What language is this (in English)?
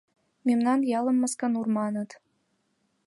Mari